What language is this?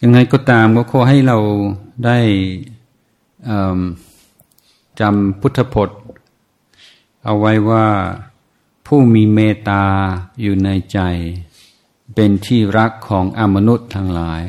Thai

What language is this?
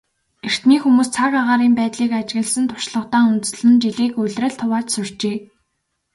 Mongolian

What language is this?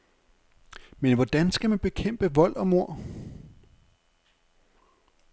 Danish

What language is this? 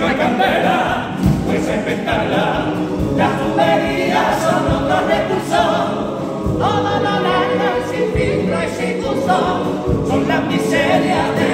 Spanish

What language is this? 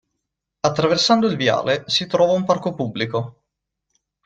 Italian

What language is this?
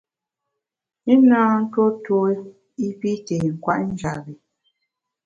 Bamun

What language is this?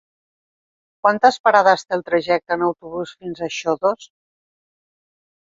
Catalan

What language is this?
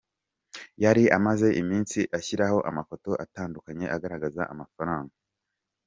Kinyarwanda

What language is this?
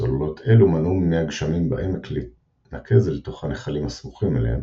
Hebrew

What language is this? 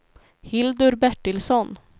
Swedish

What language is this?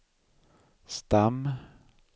Swedish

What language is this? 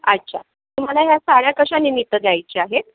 Marathi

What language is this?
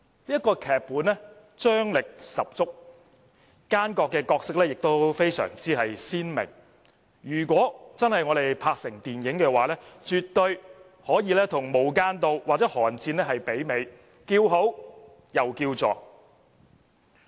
Cantonese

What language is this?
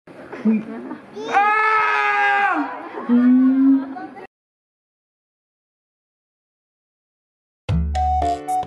English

